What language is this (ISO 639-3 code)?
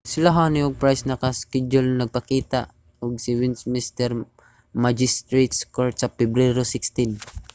ceb